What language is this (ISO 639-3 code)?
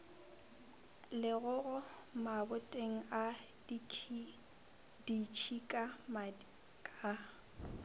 nso